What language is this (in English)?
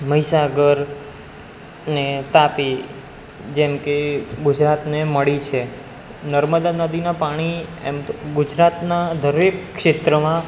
Gujarati